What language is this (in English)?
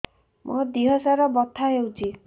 Odia